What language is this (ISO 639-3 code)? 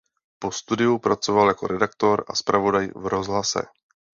ces